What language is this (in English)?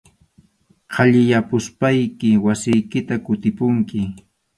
Arequipa-La Unión Quechua